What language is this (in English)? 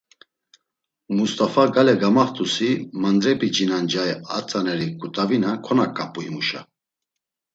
Laz